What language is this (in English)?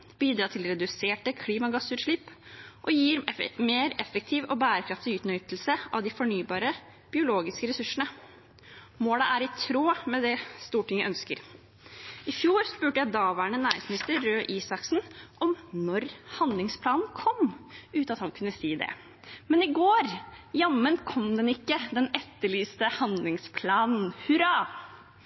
Norwegian Bokmål